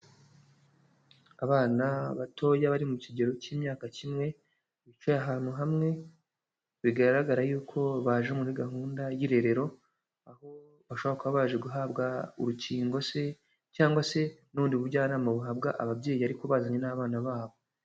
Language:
Kinyarwanda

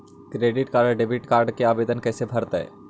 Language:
Magahi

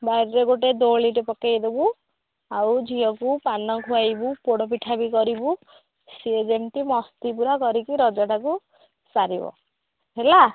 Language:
Odia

